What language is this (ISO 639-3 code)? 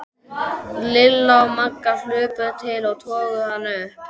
isl